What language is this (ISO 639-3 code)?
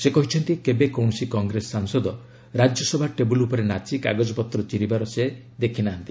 ori